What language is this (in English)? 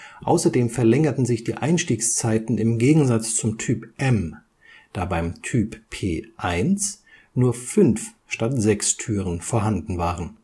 German